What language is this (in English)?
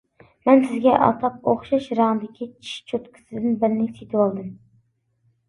Uyghur